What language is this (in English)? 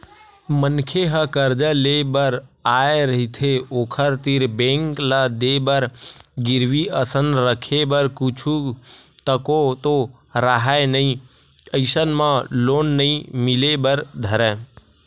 Chhattisgarhi